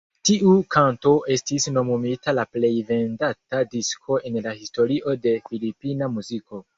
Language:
Esperanto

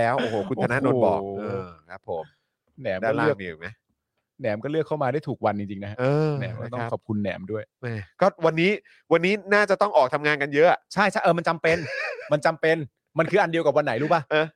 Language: Thai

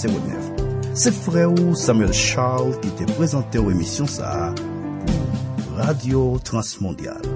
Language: French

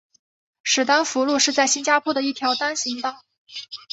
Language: Chinese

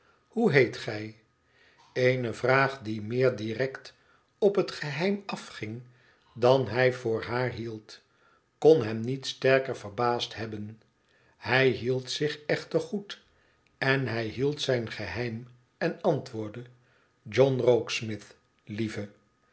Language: Dutch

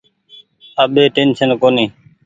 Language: Goaria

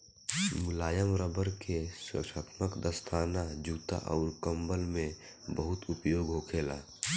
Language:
Bhojpuri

